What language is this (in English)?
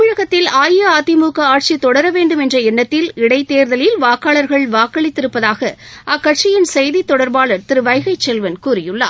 Tamil